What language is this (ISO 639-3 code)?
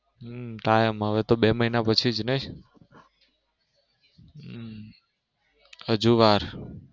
guj